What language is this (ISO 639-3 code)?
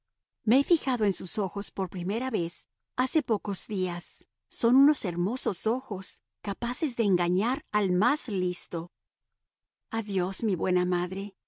spa